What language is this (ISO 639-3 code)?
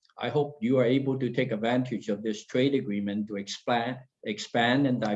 eng